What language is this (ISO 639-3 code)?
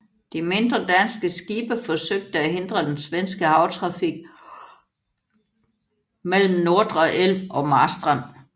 dan